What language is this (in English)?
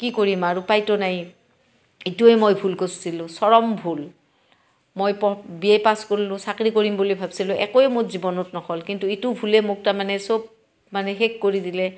Assamese